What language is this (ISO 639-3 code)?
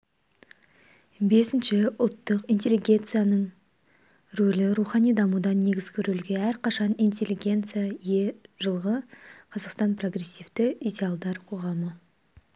kaz